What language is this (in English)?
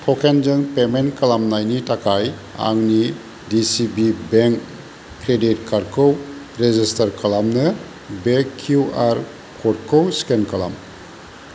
Bodo